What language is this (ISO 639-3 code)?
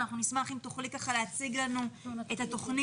heb